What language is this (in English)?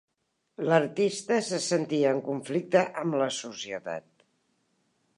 Catalan